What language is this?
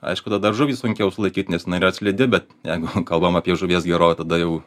Lithuanian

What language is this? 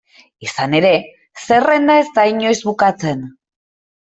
Basque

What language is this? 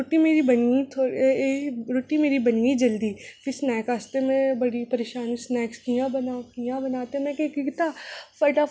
Dogri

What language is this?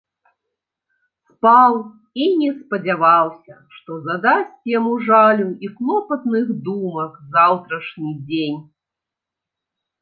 Belarusian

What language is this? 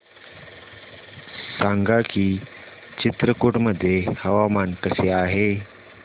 Marathi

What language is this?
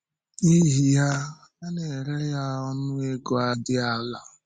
Igbo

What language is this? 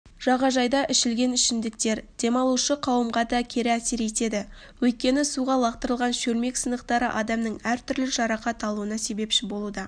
Kazakh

